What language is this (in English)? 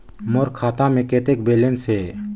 Chhattisgarhi